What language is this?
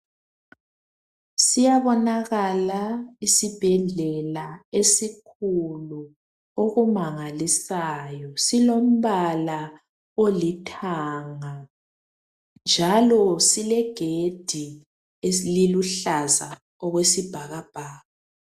North Ndebele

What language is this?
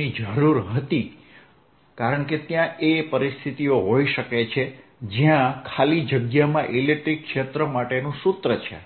Gujarati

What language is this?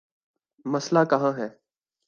Urdu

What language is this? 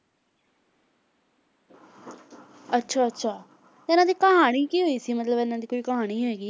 Punjabi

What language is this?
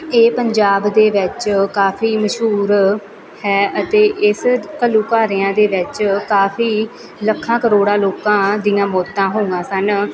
Punjabi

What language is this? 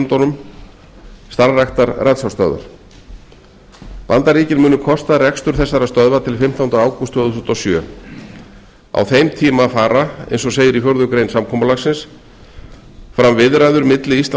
Icelandic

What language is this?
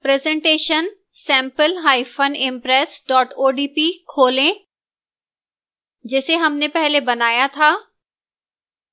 Hindi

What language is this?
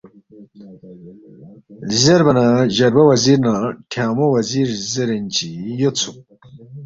Balti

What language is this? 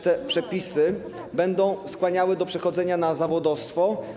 Polish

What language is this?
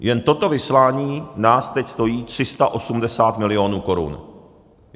Czech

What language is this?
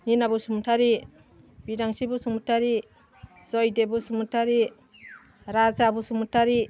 Bodo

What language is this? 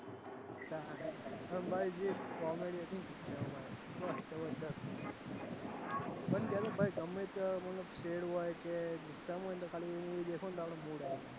Gujarati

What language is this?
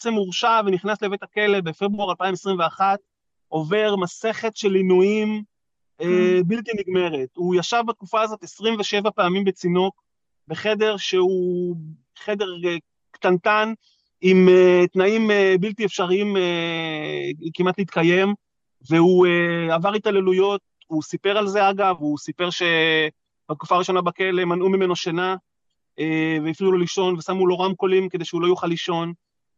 Hebrew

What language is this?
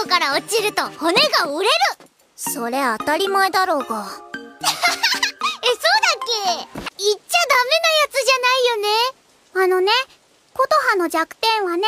Japanese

